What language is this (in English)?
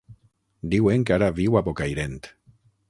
Catalan